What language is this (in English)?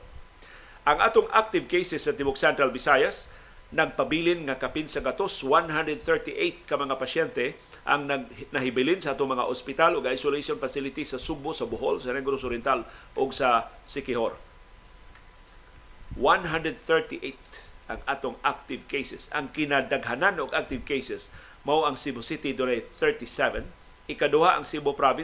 Filipino